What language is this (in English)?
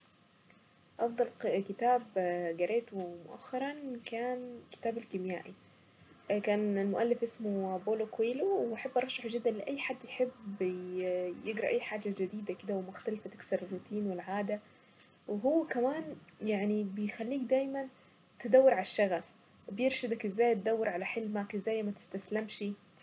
Saidi Arabic